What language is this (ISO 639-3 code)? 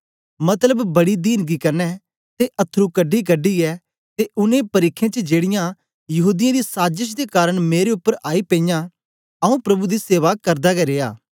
doi